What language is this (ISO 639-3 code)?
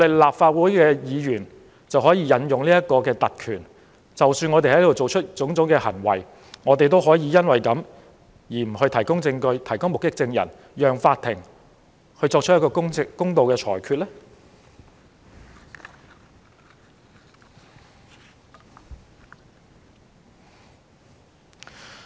yue